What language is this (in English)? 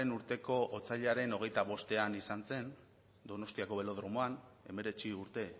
Basque